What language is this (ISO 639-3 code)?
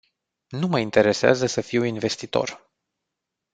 ron